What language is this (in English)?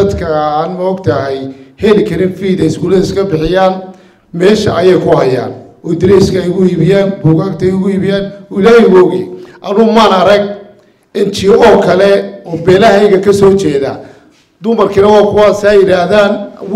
Arabic